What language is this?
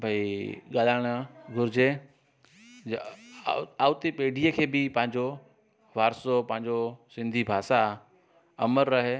Sindhi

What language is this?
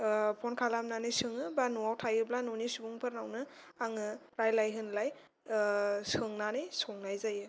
Bodo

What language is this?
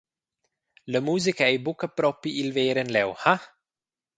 Romansh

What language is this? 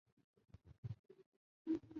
Chinese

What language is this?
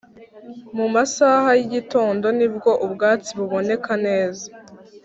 Kinyarwanda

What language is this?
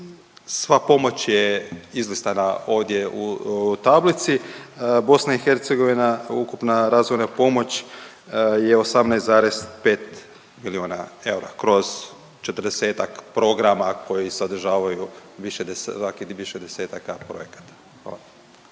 Croatian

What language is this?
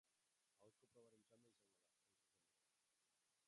Basque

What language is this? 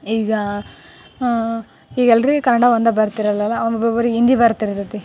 Kannada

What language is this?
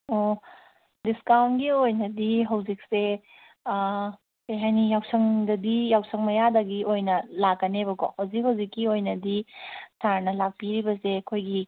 Manipuri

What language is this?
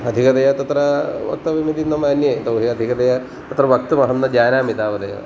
Sanskrit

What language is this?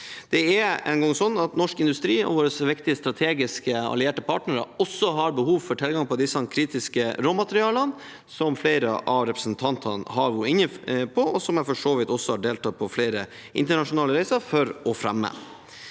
Norwegian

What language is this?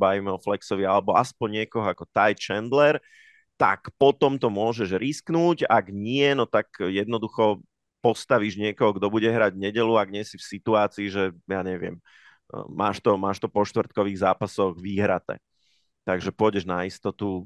Slovak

